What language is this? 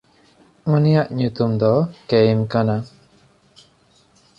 Santali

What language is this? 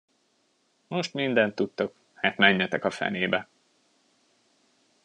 Hungarian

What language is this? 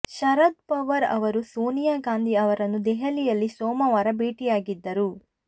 Kannada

